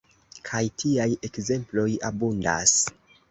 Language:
Esperanto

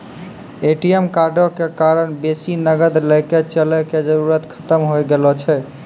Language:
Maithili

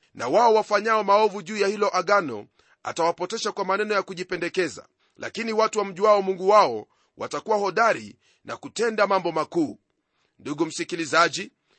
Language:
Swahili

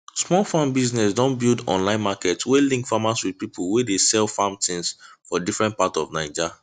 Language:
Nigerian Pidgin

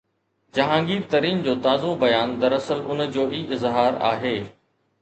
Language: Sindhi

